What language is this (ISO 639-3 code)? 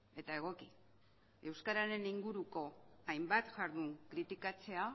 eus